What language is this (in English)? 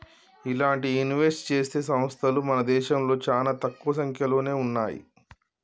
Telugu